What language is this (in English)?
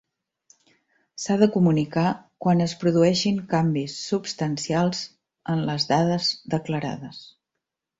Catalan